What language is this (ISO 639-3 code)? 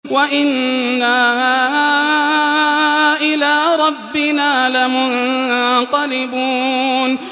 ara